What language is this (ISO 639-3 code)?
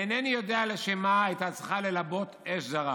heb